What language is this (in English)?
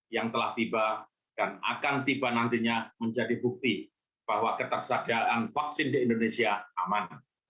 Indonesian